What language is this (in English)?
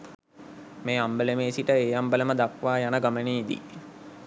Sinhala